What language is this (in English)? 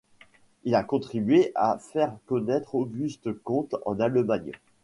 French